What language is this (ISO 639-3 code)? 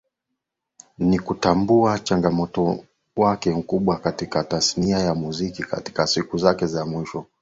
swa